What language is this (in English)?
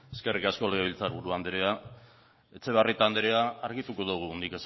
Basque